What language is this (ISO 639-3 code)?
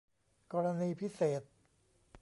tha